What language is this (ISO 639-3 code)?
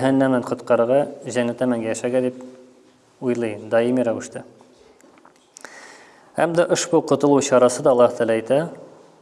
tur